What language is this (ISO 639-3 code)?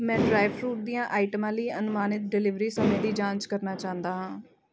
pan